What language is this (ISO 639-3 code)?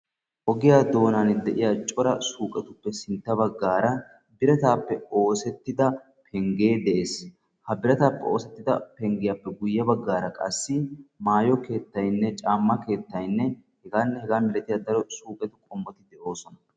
wal